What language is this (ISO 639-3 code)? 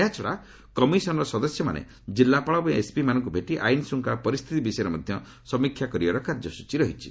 ori